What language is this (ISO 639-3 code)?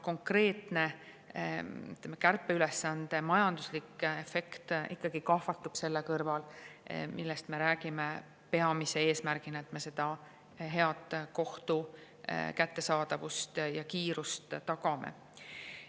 est